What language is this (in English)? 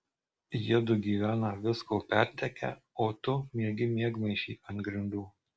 Lithuanian